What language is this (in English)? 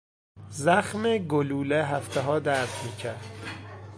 Persian